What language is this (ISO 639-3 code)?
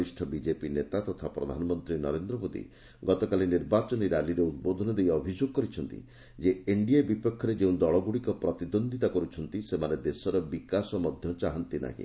ori